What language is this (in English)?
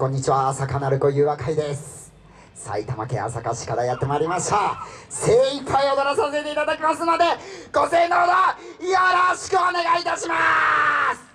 Japanese